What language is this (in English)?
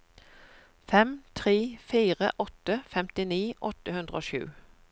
Norwegian